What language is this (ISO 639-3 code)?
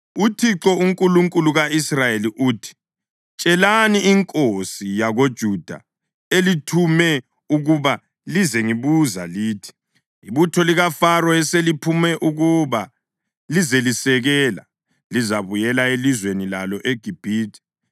nde